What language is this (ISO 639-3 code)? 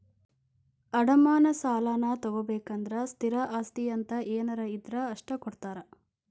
kan